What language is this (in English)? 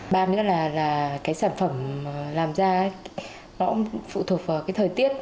Vietnamese